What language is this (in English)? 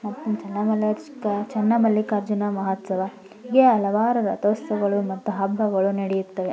Kannada